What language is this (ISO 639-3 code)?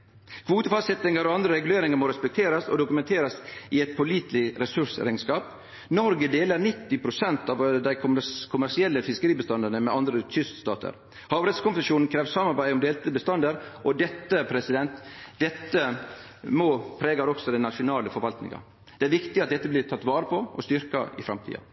nno